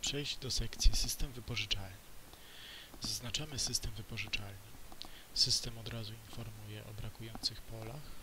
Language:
Polish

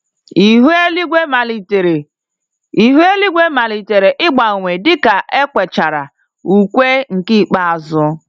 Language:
Igbo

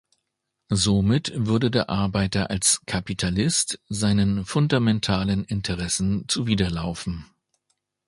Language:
German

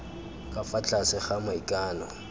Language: Tswana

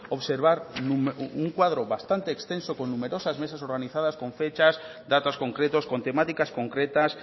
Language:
Spanish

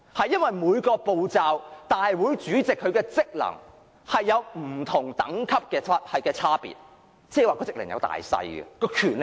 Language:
Cantonese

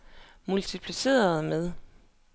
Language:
Danish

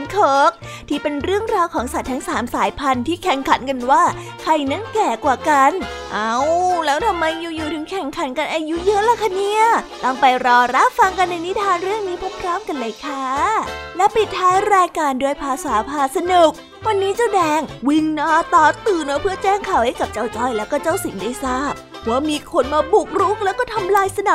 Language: Thai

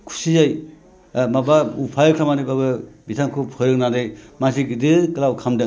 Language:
Bodo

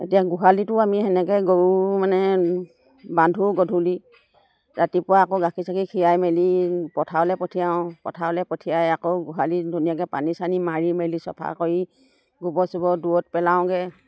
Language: Assamese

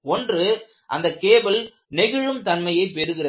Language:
Tamil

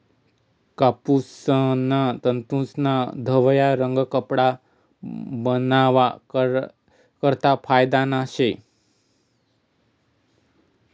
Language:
Marathi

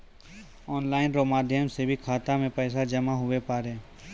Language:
Maithili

